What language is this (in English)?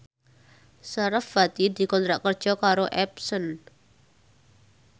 Javanese